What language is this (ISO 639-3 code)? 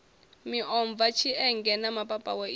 ven